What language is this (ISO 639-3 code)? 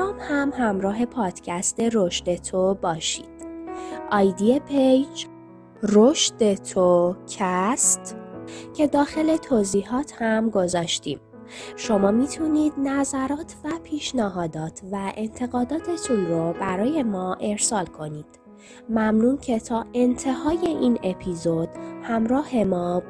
fas